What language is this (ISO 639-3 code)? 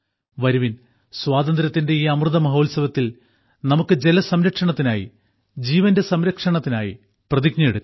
mal